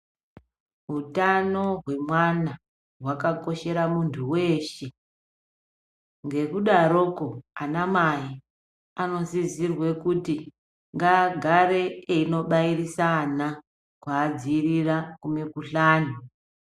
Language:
Ndau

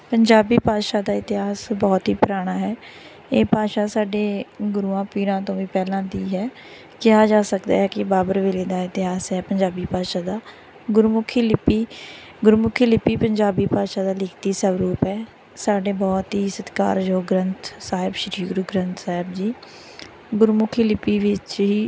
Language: Punjabi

